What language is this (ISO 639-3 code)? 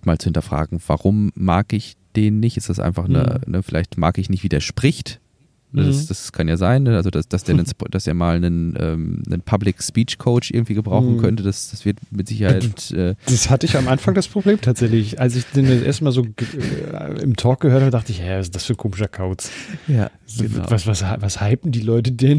deu